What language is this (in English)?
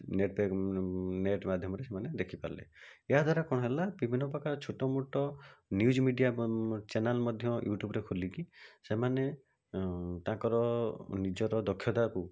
Odia